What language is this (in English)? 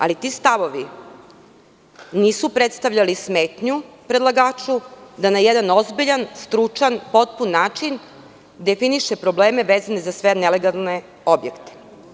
Serbian